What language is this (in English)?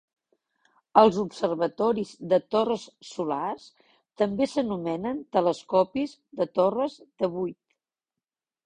Catalan